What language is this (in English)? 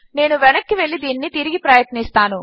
Telugu